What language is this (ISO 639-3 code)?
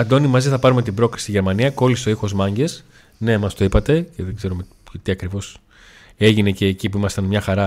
ell